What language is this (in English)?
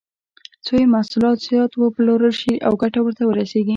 Pashto